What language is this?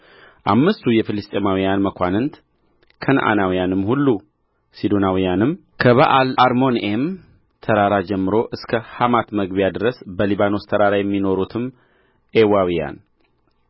Amharic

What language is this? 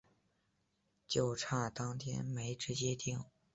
Chinese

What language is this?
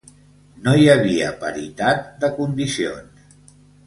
Catalan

